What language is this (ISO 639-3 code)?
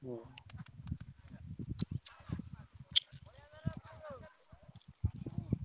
ori